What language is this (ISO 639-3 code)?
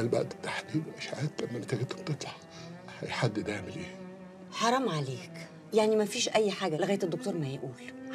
ara